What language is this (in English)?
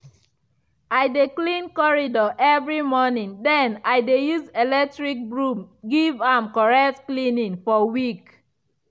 Nigerian Pidgin